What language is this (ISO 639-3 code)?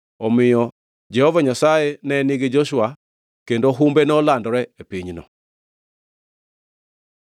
luo